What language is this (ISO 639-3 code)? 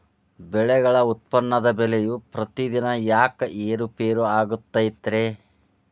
kan